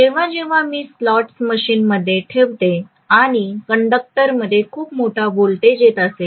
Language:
Marathi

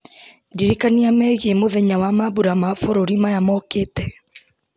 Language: Kikuyu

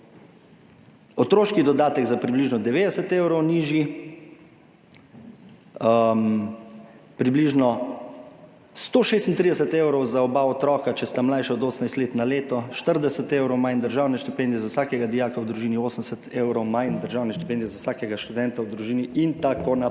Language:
Slovenian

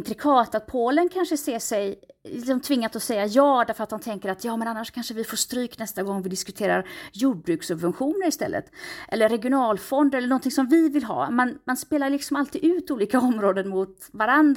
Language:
Swedish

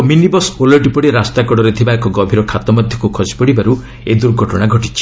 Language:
Odia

